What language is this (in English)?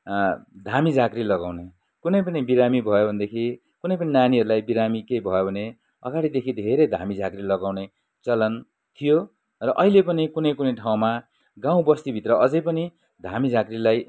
Nepali